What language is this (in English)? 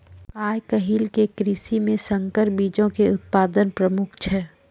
Maithili